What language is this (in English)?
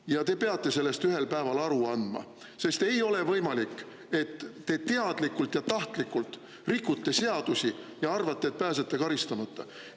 Estonian